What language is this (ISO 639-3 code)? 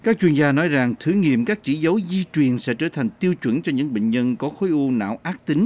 vie